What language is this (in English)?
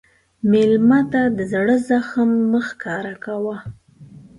Pashto